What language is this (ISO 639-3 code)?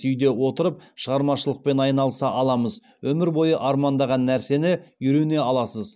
kaz